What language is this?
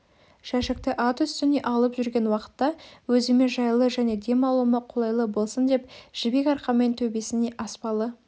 Kazakh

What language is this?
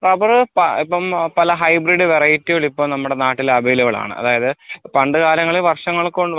Malayalam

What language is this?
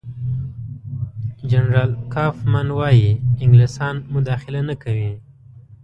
Pashto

